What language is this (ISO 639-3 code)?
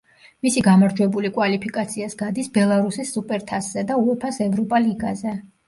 kat